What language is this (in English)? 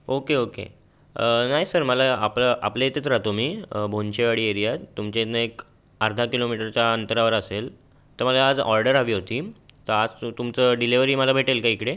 Marathi